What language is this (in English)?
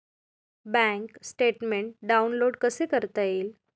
Marathi